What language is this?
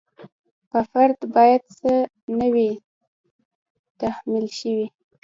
Pashto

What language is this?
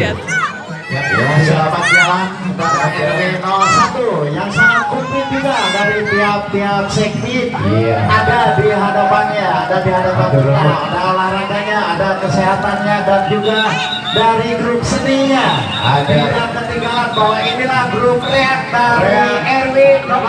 Indonesian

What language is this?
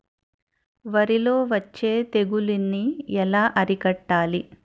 Telugu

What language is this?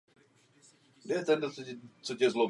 Czech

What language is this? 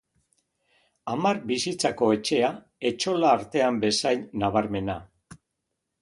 Basque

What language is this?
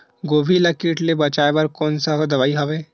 Chhattisgarhi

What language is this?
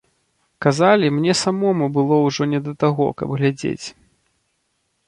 Belarusian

